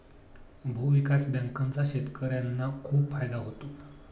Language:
Marathi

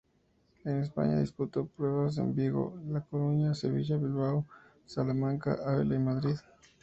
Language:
Spanish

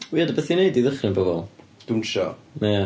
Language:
Welsh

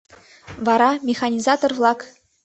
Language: Mari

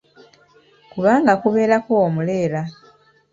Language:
Ganda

